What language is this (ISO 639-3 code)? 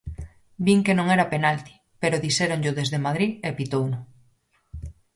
glg